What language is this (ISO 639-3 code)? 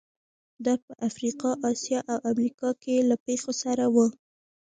pus